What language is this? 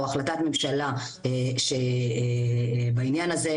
Hebrew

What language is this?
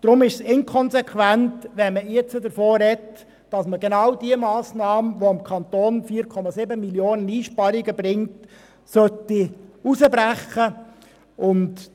Swiss German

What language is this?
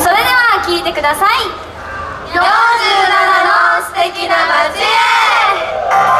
Japanese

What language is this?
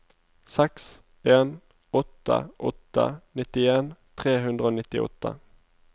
Norwegian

